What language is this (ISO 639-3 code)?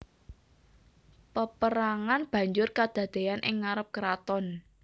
jav